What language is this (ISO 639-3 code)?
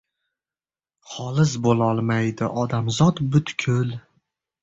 uzb